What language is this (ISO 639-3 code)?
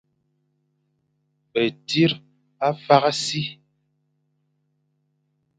fan